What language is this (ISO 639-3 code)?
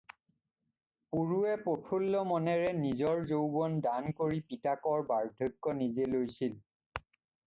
asm